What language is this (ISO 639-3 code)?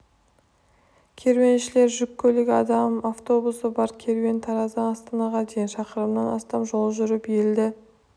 kaz